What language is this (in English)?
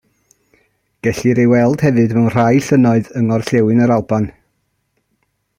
Welsh